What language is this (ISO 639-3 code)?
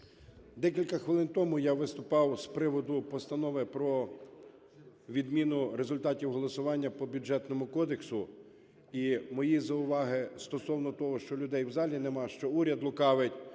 ukr